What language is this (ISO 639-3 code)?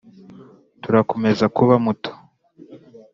kin